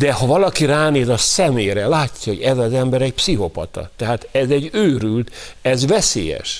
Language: Hungarian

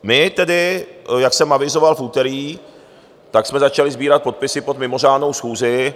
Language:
Czech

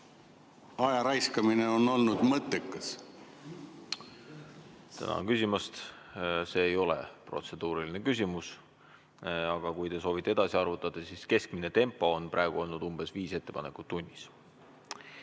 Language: Estonian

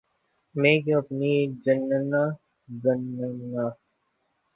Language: Urdu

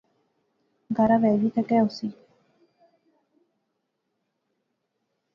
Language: Pahari-Potwari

